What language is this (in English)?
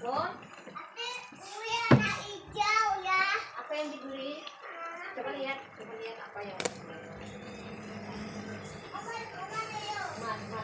Indonesian